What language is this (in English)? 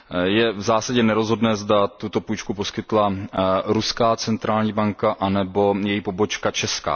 Czech